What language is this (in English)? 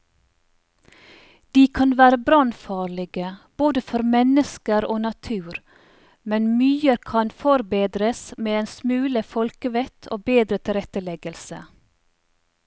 Norwegian